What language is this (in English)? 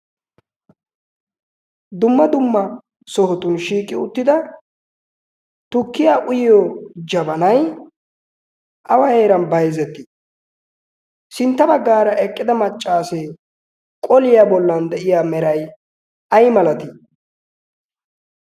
Wolaytta